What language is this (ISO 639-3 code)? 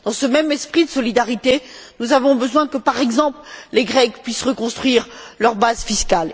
fra